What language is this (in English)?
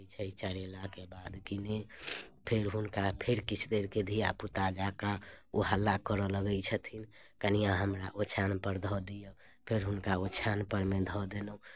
Maithili